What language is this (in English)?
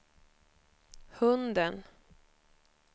Swedish